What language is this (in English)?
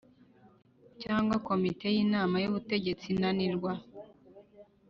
Kinyarwanda